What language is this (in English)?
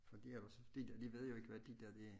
Danish